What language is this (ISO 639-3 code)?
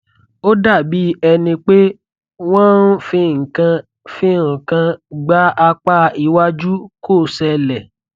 yor